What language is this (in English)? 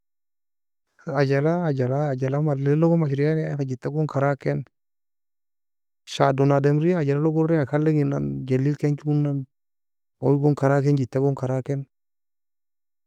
Nobiin